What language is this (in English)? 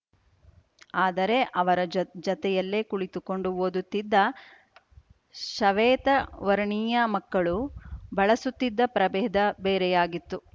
Kannada